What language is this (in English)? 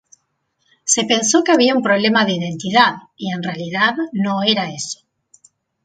Spanish